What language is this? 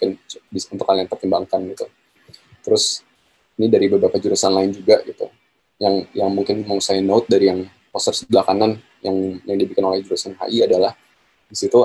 Indonesian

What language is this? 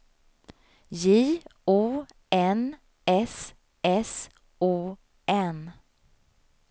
Swedish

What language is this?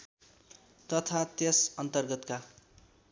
Nepali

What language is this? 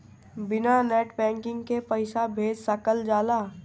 Bhojpuri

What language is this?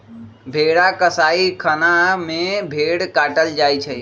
Magahi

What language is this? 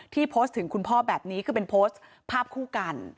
Thai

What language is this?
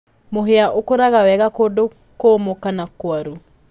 Kikuyu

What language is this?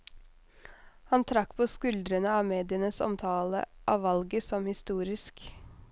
Norwegian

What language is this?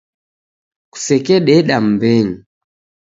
Taita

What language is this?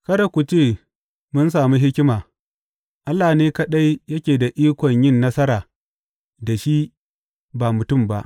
Hausa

